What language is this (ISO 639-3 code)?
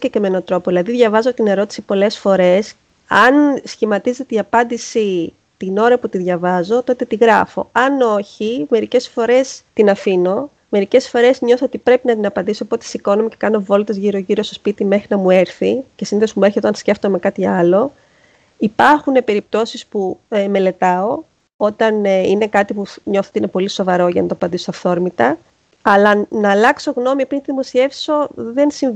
ell